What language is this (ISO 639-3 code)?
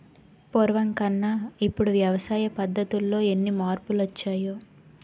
tel